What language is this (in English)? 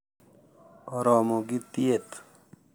Luo (Kenya and Tanzania)